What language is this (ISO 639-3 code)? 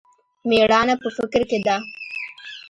pus